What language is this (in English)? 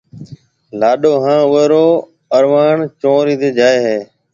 Marwari (Pakistan)